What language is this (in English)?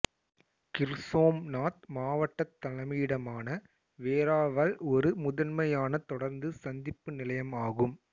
Tamil